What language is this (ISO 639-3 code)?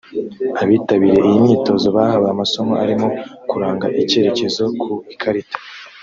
kin